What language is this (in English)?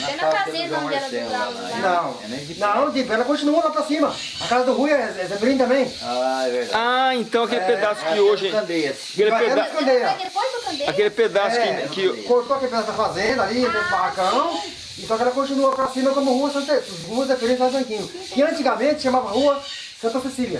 Portuguese